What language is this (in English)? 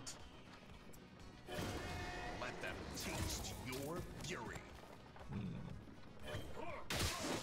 Turkish